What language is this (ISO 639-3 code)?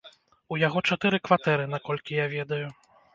bel